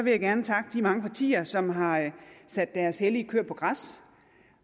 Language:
Danish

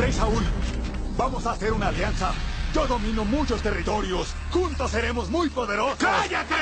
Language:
Spanish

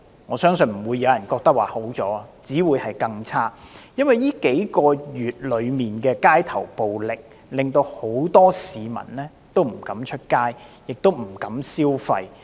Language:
Cantonese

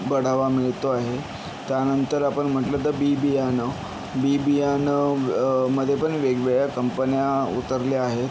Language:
Marathi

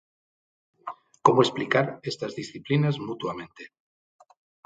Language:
Galician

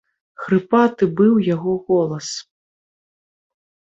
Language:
Belarusian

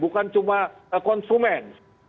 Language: Indonesian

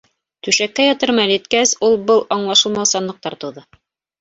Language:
Bashkir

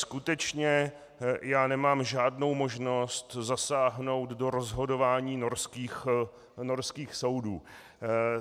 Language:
Czech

